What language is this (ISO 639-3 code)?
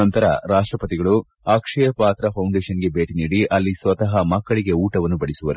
kan